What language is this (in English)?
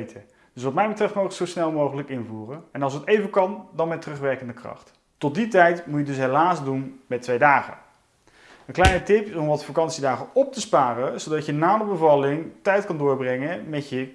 Dutch